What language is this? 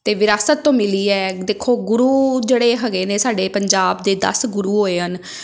Punjabi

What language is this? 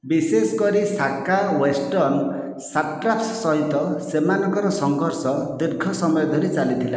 Odia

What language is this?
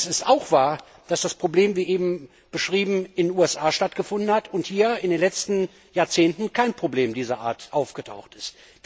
German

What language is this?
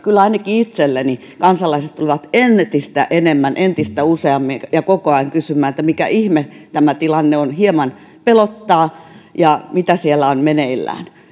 Finnish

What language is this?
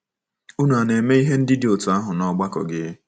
Igbo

